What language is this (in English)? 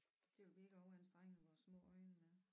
Danish